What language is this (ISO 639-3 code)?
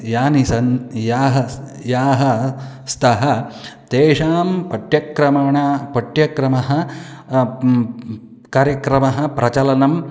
san